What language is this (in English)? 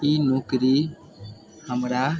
Maithili